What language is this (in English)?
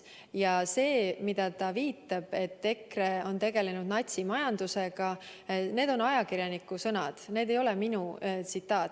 Estonian